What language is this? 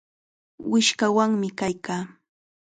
Chiquián Ancash Quechua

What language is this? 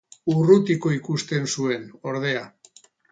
Basque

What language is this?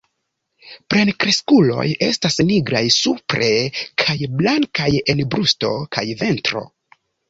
Esperanto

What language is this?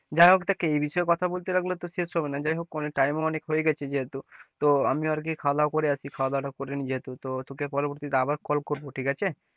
Bangla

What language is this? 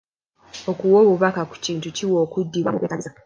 Ganda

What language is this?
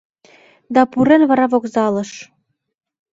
Mari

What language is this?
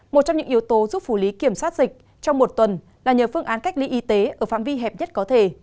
Vietnamese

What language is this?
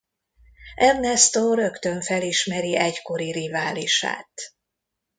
Hungarian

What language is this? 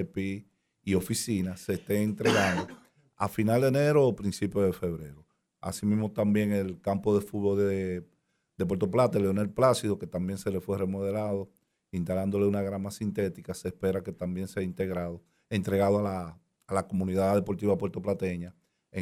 Spanish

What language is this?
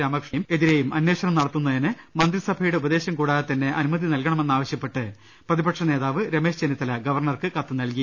Malayalam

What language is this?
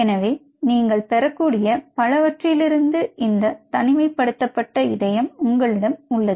Tamil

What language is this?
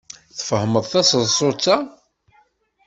Kabyle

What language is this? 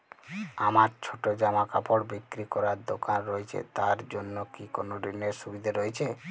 Bangla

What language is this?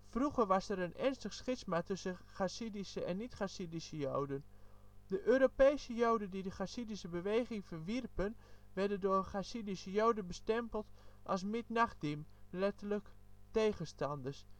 Dutch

